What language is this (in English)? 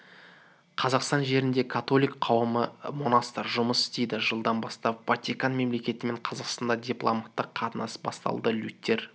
Kazakh